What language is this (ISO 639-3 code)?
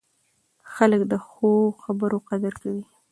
pus